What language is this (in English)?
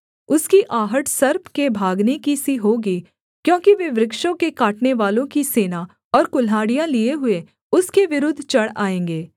Hindi